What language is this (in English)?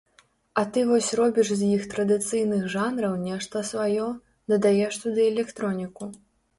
Belarusian